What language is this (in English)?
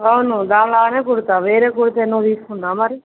Telugu